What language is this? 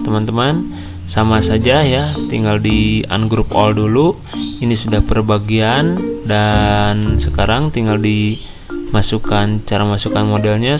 Indonesian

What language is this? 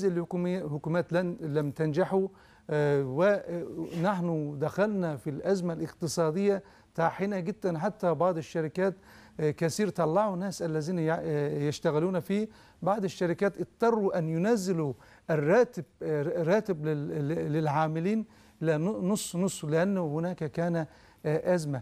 Arabic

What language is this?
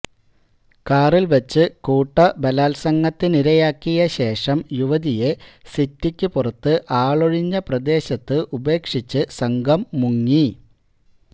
Malayalam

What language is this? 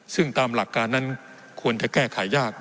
Thai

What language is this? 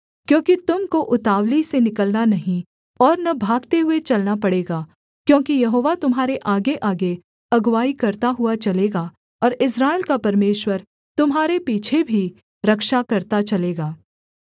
Hindi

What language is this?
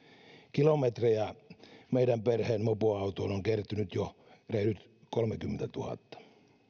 Finnish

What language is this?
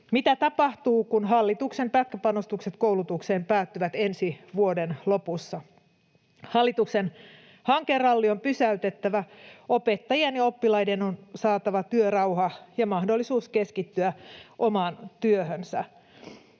Finnish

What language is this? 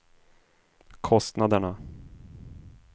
Swedish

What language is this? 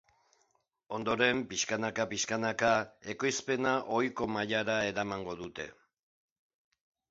Basque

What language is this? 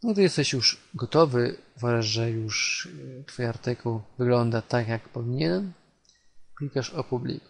Polish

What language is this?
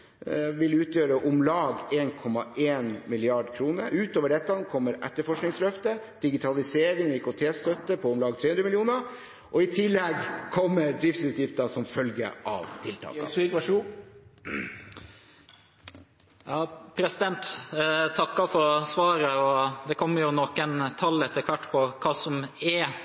Norwegian Bokmål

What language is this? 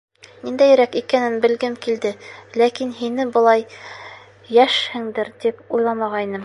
Bashkir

